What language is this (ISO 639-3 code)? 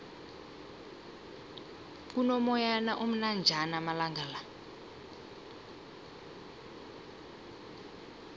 nbl